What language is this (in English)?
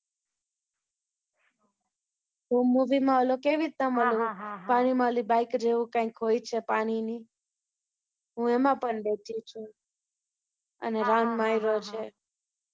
Gujarati